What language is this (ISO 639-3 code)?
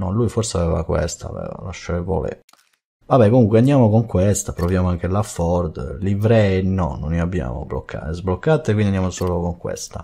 ita